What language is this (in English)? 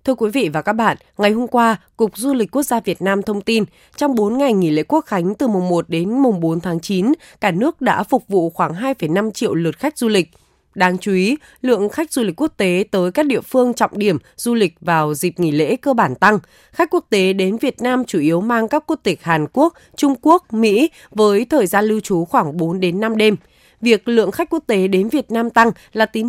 Vietnamese